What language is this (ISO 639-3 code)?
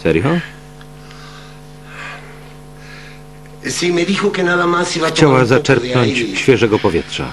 pol